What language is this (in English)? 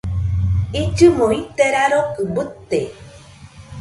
Nüpode Huitoto